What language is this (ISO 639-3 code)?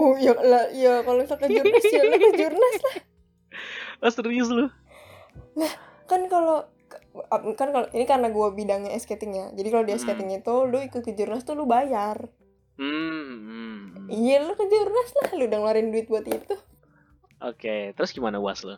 ind